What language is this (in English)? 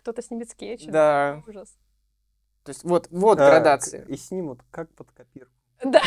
Russian